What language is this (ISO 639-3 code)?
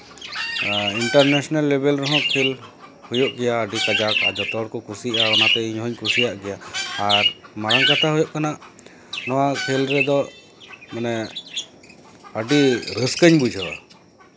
sat